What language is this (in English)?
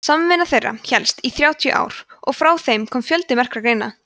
Icelandic